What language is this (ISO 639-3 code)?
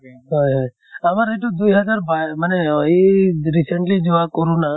asm